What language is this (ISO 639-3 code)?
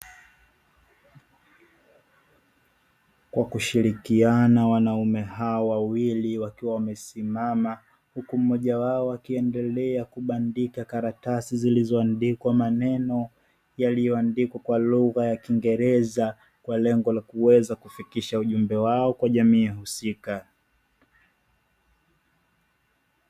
swa